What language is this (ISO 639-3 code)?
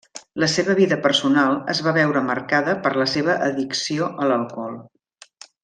cat